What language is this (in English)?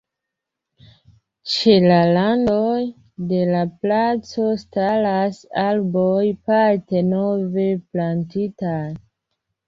Esperanto